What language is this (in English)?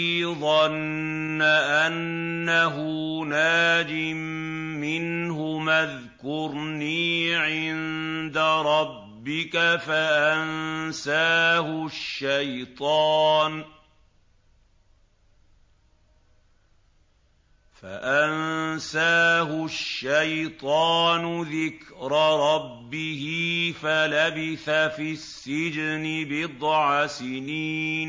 Arabic